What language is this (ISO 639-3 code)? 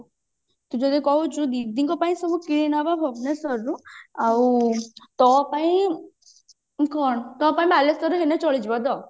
ori